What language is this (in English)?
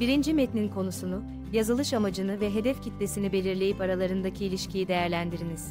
Turkish